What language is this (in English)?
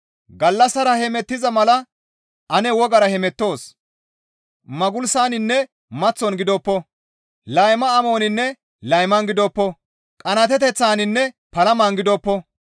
Gamo